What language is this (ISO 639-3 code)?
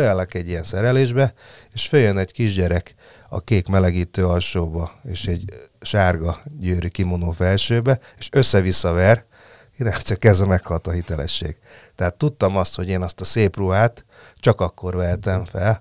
hun